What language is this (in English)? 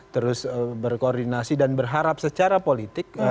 Indonesian